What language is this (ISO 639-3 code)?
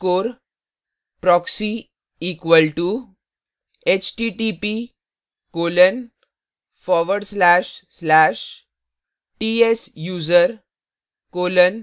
hin